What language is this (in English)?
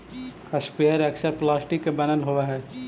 Magahi